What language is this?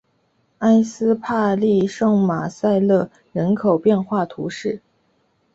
Chinese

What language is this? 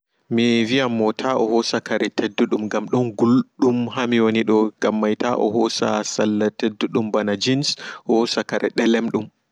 Fula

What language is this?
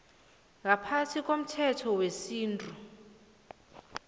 South Ndebele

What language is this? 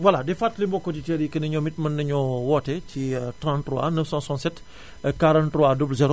Wolof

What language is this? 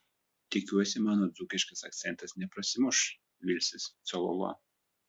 Lithuanian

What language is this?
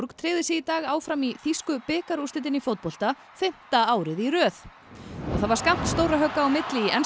Icelandic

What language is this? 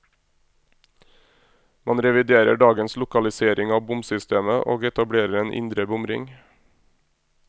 Norwegian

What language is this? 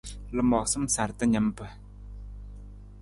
Nawdm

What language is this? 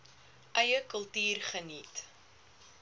Afrikaans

